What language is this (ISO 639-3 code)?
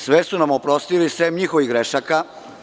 srp